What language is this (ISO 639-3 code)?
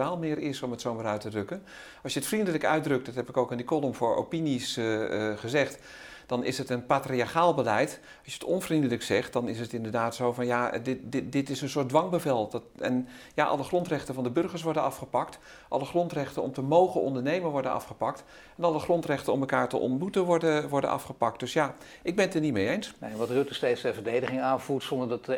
nld